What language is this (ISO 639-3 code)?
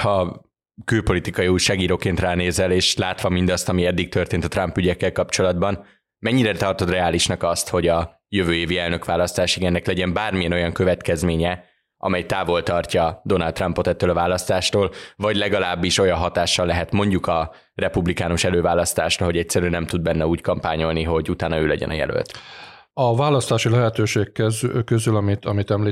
hun